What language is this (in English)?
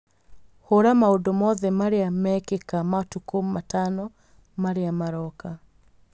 Kikuyu